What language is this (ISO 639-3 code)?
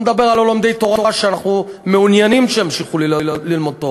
heb